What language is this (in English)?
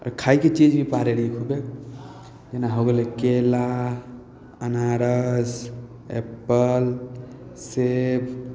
Maithili